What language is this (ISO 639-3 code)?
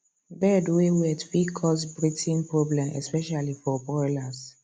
pcm